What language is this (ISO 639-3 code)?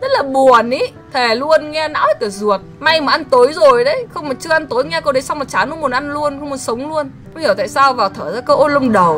vie